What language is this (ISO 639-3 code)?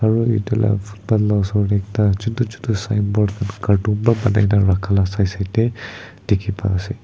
nag